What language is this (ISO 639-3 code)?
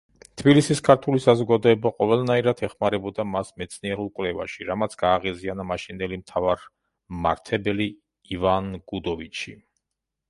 kat